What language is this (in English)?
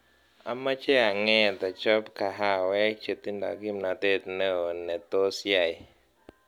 Kalenjin